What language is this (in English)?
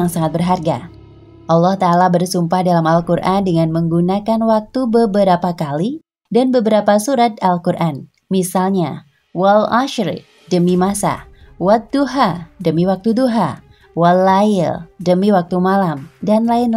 Indonesian